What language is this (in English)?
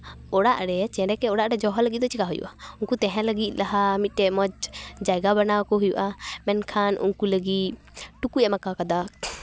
Santali